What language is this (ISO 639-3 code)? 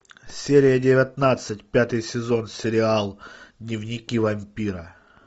rus